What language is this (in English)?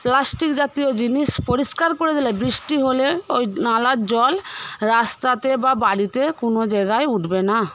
Bangla